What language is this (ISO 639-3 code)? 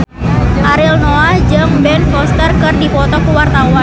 sun